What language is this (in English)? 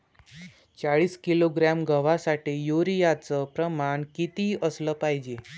Marathi